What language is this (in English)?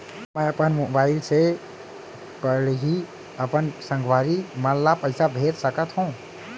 Chhattisgarhi